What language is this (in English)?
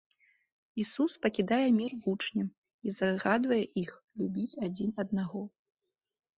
Belarusian